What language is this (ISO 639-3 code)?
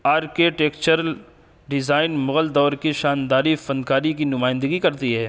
urd